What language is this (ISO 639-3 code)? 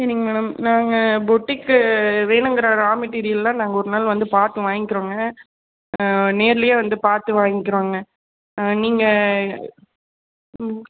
tam